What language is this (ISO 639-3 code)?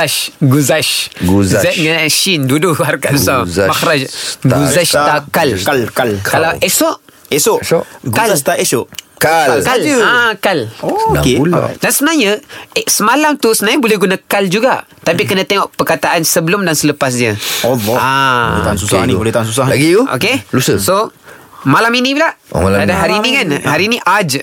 msa